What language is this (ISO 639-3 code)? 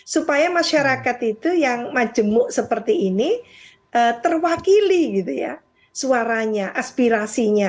ind